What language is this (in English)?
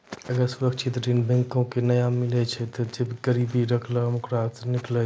Maithili